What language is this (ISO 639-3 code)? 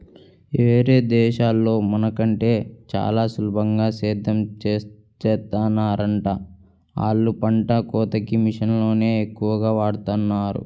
tel